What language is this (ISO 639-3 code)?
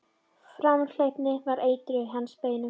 isl